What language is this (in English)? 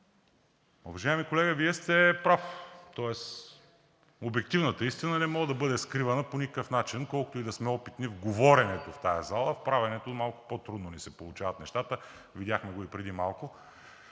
Bulgarian